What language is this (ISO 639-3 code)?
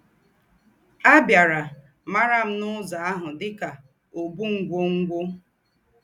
ibo